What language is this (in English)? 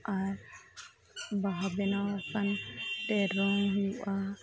Santali